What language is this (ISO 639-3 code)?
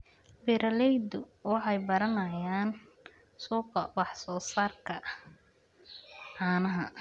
som